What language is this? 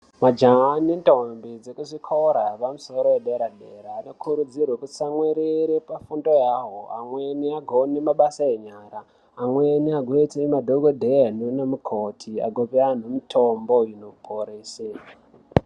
Ndau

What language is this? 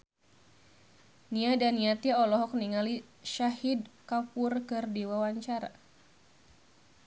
Sundanese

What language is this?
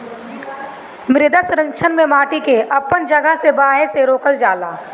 Bhojpuri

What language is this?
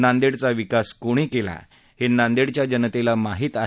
Marathi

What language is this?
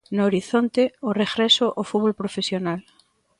Galician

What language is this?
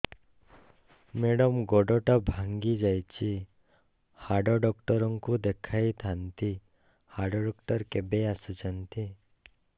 Odia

